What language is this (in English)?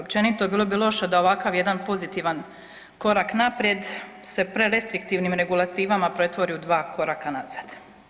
Croatian